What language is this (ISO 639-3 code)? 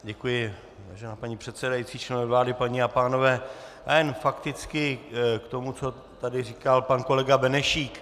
ces